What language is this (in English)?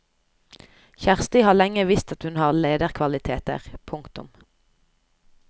Norwegian